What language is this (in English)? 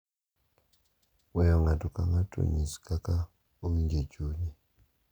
Luo (Kenya and Tanzania)